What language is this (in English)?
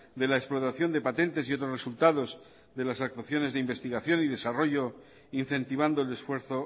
Spanish